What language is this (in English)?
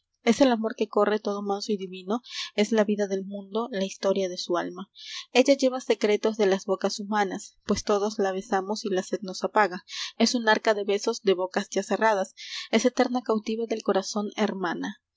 Spanish